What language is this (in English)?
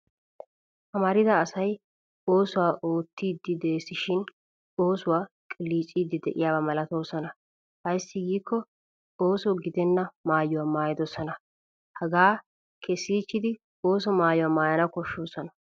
Wolaytta